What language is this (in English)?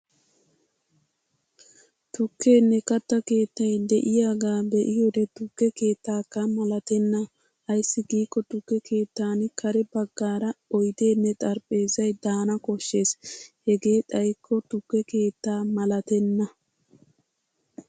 Wolaytta